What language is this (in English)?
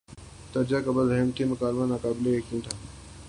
Urdu